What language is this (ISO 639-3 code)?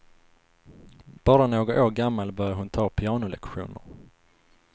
swe